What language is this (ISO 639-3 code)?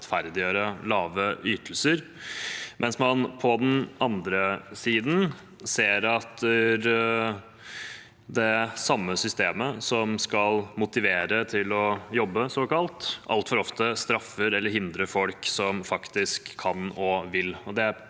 nor